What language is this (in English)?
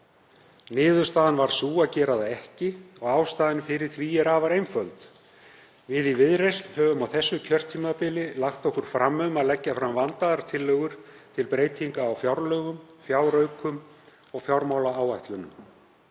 Icelandic